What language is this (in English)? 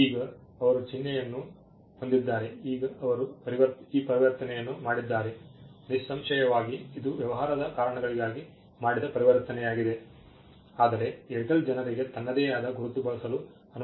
Kannada